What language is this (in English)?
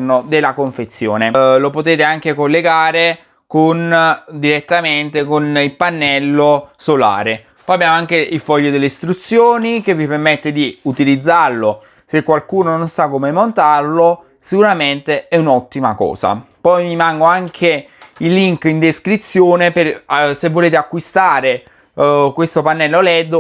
Italian